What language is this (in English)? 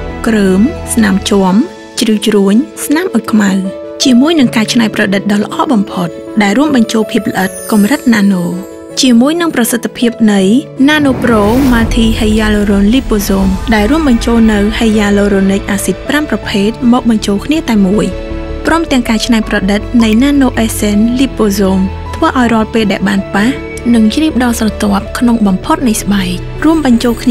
Thai